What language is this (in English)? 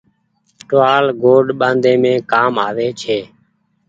Goaria